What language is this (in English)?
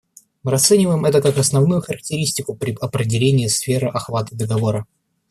Russian